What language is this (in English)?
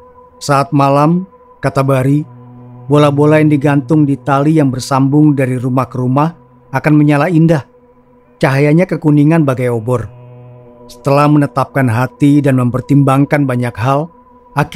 Indonesian